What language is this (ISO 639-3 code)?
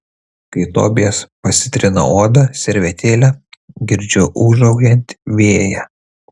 lit